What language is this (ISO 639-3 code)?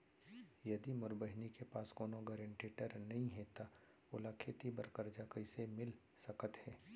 hne